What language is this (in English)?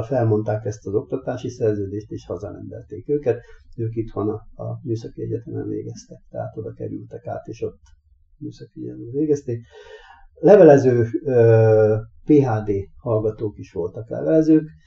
Hungarian